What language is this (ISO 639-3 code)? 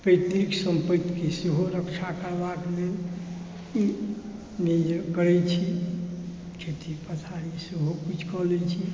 mai